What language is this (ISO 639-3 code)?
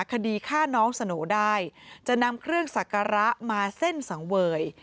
tha